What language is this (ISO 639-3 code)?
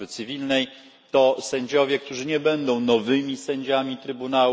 pol